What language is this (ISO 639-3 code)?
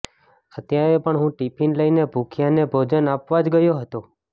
guj